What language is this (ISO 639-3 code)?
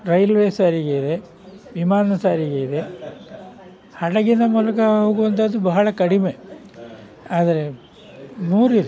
kan